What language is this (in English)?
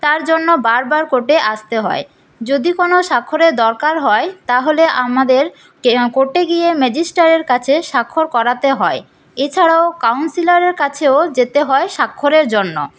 Bangla